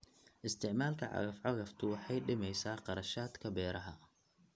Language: Somali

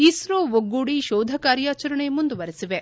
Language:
Kannada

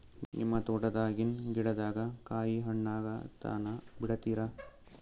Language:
Kannada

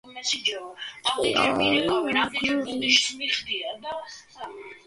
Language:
Georgian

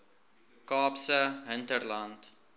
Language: Afrikaans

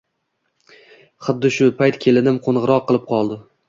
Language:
Uzbek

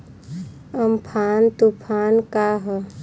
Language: Bhojpuri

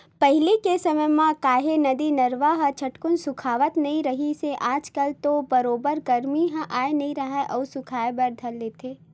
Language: Chhattisgarhi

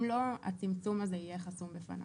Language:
Hebrew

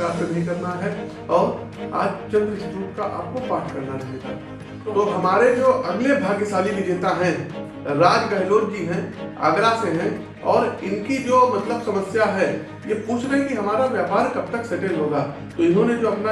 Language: Hindi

